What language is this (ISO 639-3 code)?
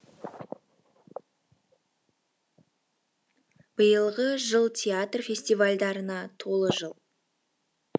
kaz